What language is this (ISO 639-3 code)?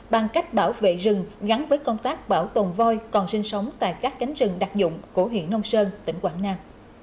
vie